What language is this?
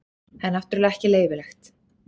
Icelandic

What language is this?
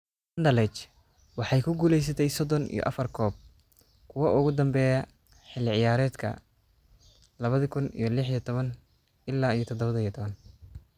Somali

